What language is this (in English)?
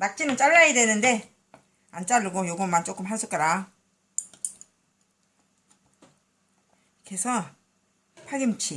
Korean